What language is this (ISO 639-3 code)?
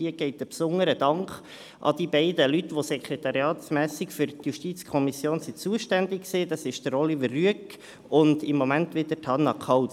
gsw